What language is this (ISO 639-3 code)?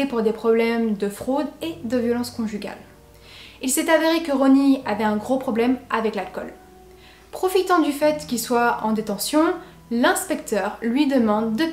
fra